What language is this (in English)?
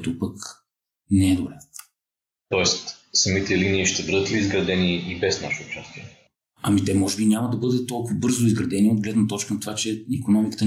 Bulgarian